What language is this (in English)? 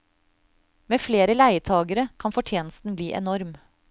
Norwegian